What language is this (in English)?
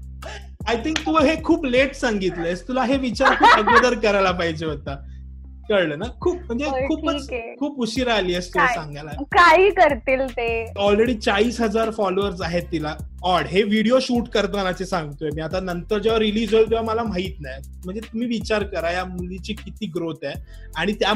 Marathi